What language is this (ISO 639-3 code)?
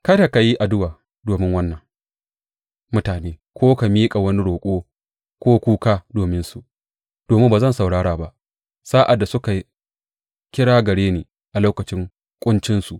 hau